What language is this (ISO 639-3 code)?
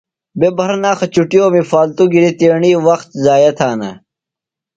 phl